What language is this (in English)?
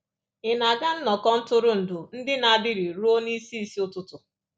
Igbo